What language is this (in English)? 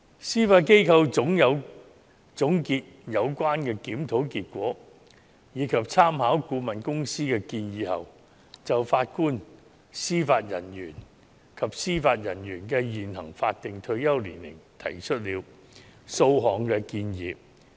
Cantonese